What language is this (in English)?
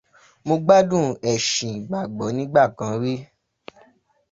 Yoruba